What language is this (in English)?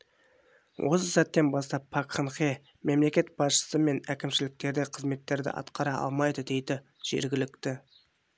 Kazakh